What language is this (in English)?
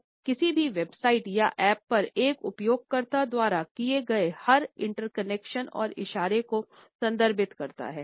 Hindi